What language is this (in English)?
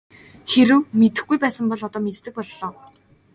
Mongolian